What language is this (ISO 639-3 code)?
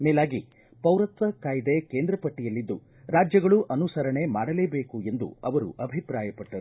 kan